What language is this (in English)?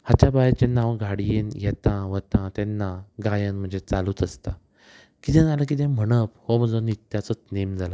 Konkani